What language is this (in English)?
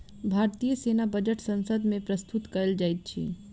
Maithili